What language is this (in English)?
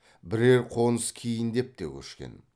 Kazakh